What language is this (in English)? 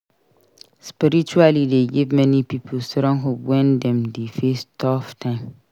Nigerian Pidgin